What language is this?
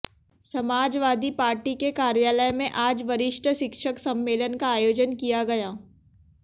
Hindi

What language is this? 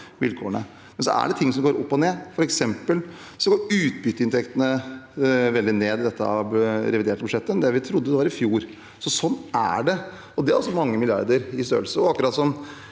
Norwegian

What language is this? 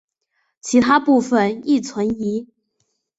Chinese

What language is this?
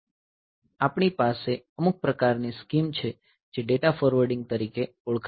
Gujarati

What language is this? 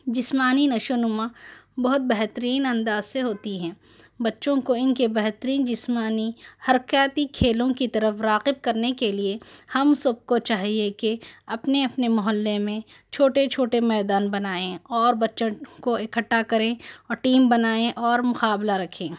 Urdu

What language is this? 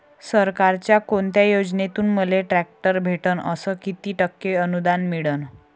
Marathi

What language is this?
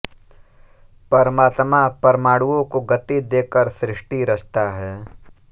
Hindi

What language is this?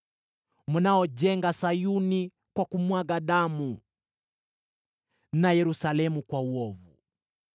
Swahili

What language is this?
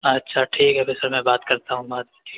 Urdu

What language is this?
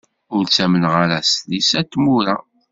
Kabyle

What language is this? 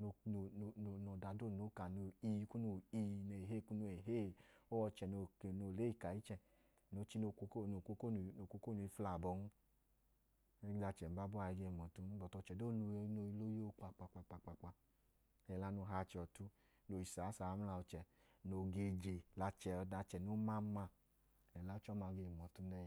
Idoma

